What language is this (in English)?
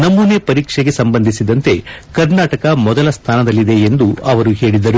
Kannada